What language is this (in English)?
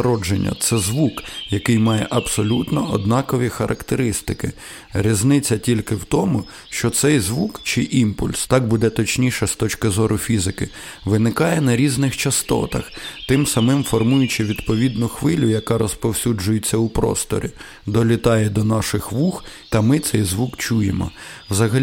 Ukrainian